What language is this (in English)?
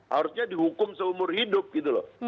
Indonesian